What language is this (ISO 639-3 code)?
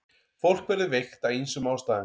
isl